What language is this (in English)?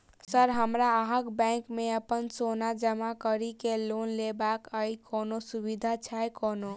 Maithili